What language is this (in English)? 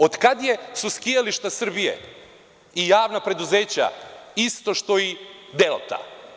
Serbian